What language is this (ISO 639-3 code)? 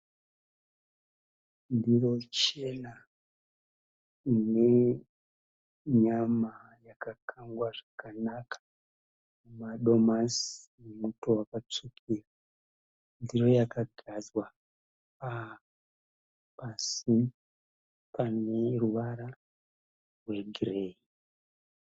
sna